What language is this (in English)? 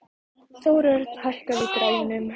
Icelandic